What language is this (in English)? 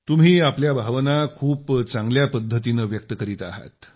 Marathi